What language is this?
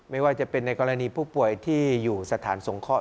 Thai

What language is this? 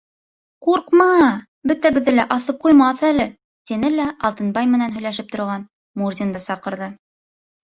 Bashkir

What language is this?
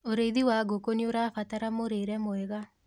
Kikuyu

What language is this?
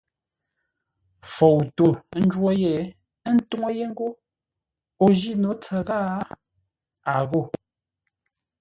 Ngombale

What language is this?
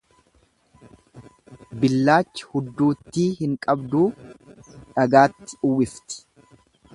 Oromo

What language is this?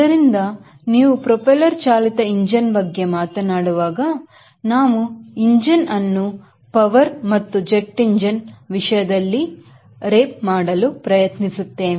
Kannada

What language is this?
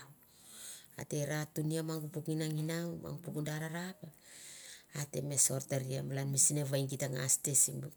Mandara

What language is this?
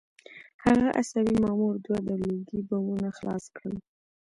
Pashto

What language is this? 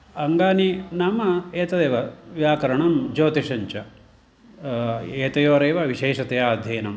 Sanskrit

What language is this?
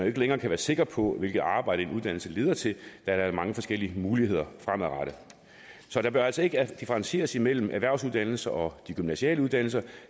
Danish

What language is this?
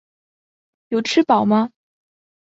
Chinese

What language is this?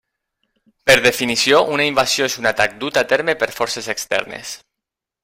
Catalan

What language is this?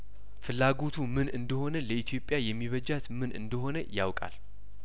Amharic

